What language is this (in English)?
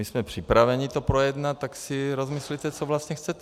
Czech